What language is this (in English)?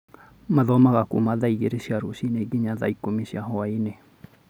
Kikuyu